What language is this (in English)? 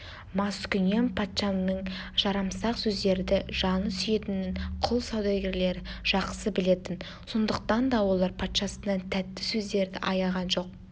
Kazakh